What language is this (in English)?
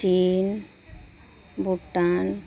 Santali